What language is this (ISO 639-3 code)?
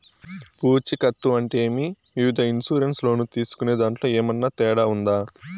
tel